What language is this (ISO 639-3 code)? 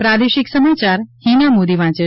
guj